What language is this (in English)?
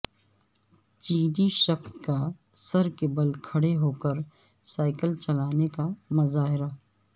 Urdu